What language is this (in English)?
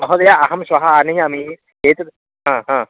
Sanskrit